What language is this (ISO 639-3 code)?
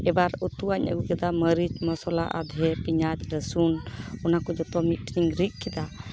sat